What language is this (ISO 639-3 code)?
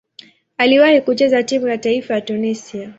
swa